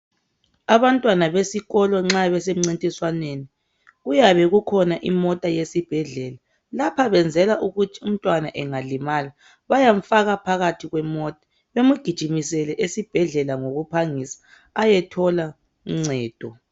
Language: North Ndebele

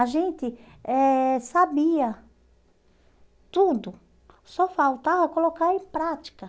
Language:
Portuguese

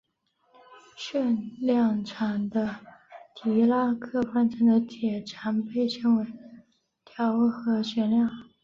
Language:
Chinese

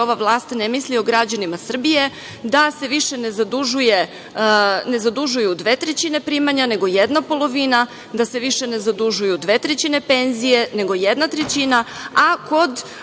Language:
Serbian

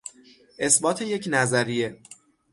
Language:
Persian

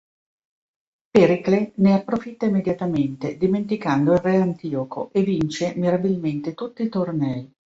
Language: Italian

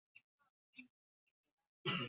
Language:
Ganda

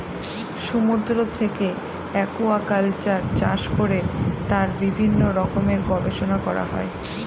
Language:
Bangla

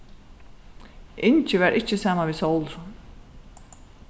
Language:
Faroese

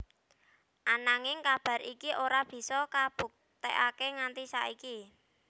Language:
Javanese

